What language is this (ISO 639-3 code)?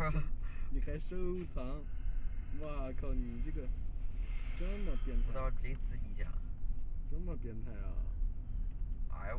zho